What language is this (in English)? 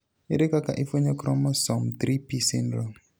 Luo (Kenya and Tanzania)